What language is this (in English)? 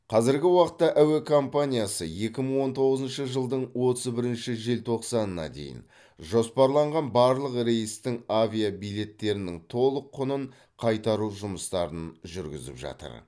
Kazakh